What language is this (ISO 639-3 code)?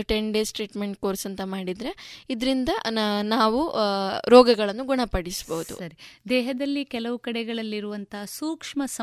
kan